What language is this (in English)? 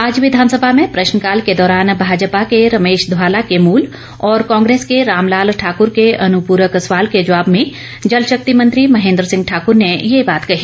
Hindi